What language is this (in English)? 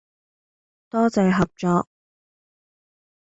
Cantonese